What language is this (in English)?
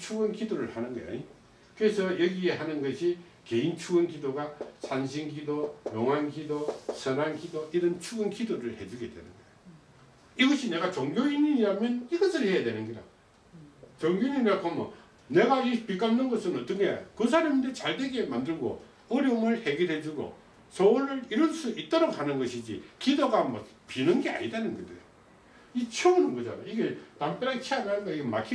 Korean